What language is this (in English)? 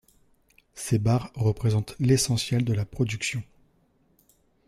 French